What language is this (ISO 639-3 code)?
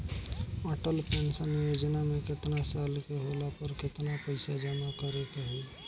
bho